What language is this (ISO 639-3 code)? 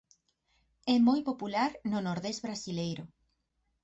glg